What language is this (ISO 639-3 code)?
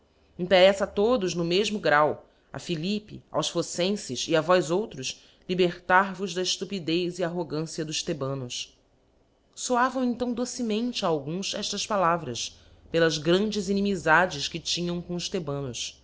por